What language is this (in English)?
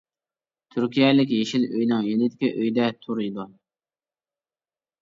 Uyghur